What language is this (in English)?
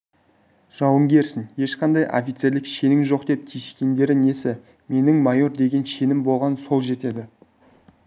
Kazakh